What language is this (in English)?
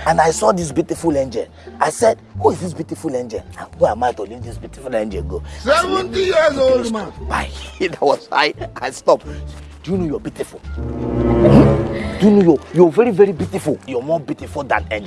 English